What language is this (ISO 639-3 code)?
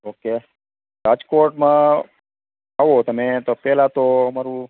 guj